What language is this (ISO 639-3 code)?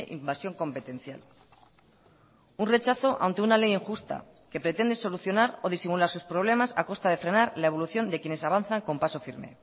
spa